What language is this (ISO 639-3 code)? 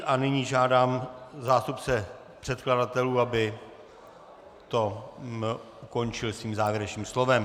ces